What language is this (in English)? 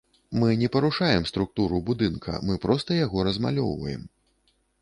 Belarusian